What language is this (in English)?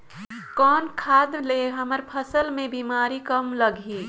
Chhattisgarhi